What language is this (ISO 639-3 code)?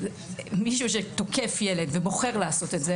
heb